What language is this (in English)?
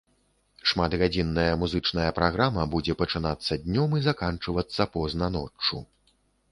Belarusian